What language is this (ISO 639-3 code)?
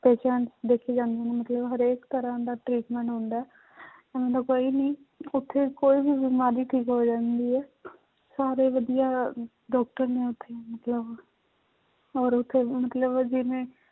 pan